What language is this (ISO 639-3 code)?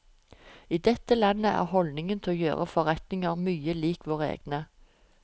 nor